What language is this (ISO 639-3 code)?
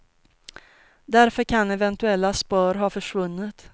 swe